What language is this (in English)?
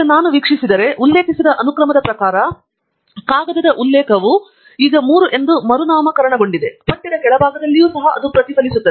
Kannada